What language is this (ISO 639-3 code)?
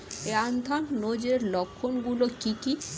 ben